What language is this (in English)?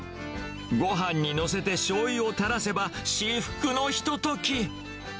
Japanese